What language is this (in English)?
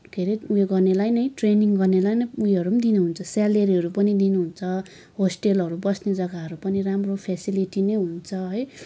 Nepali